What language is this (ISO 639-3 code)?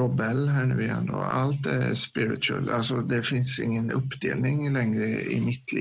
swe